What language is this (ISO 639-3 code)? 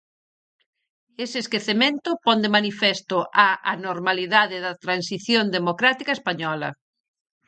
glg